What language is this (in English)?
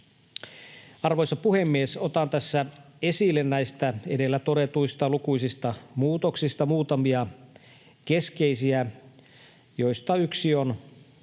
Finnish